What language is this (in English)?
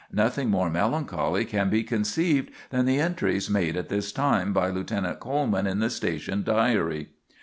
English